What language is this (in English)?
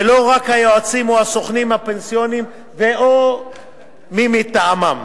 Hebrew